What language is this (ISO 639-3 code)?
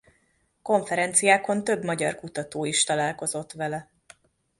hun